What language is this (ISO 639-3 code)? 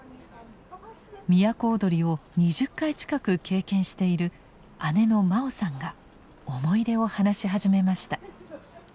jpn